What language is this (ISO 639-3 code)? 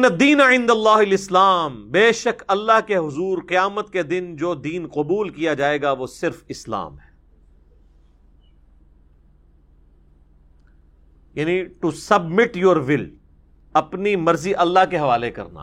urd